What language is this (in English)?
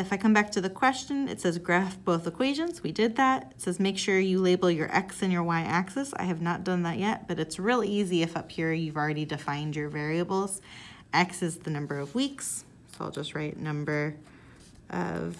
English